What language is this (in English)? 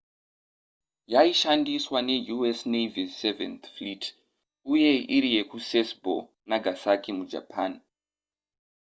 Shona